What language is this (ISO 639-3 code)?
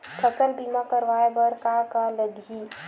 hne